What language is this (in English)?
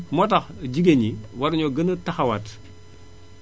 Wolof